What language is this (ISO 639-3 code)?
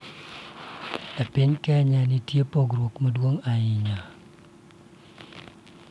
luo